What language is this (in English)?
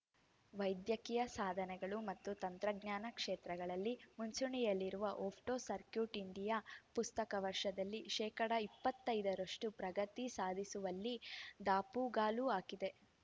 Kannada